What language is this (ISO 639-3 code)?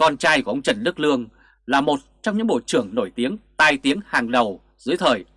vie